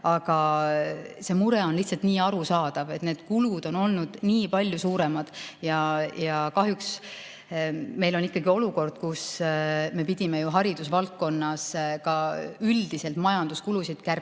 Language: Estonian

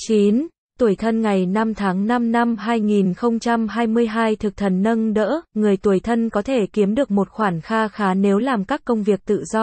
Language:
Vietnamese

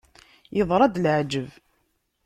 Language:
Kabyle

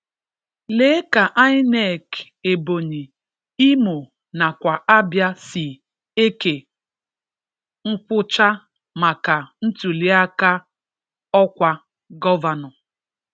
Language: Igbo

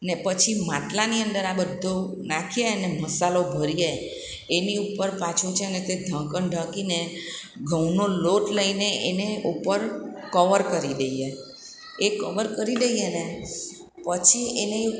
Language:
Gujarati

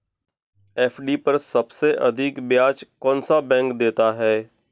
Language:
Hindi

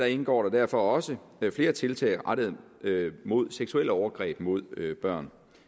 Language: Danish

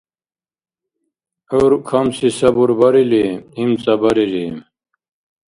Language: Dargwa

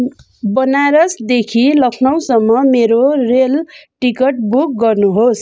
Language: Nepali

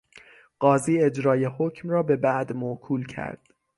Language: Persian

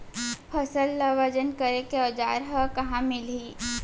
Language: Chhattisgarhi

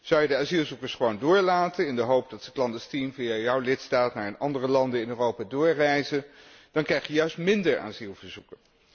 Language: Dutch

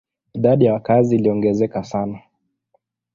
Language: Swahili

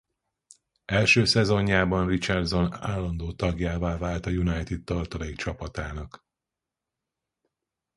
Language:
Hungarian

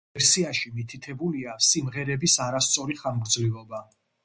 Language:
Georgian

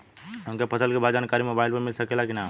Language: Bhojpuri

